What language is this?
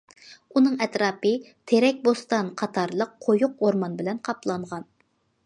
Uyghur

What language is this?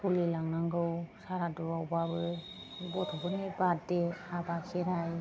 Bodo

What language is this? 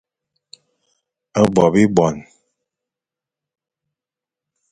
Fang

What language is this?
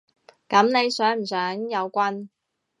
Cantonese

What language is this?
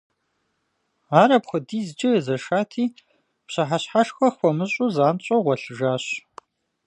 Kabardian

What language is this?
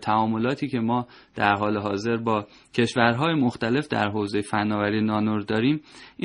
Persian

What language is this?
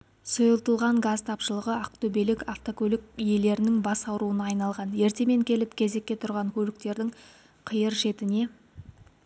Kazakh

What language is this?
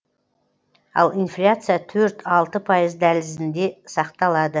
Kazakh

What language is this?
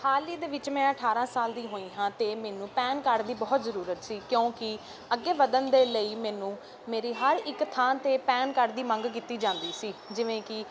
Punjabi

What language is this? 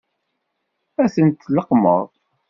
Kabyle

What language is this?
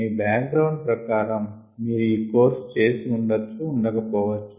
Telugu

